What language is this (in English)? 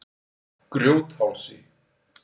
Icelandic